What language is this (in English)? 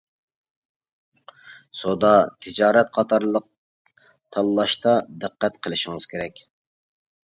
Uyghur